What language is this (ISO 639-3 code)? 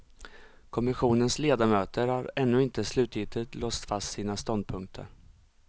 swe